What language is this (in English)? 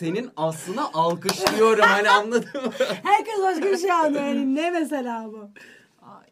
Turkish